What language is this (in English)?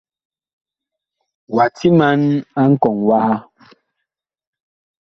Bakoko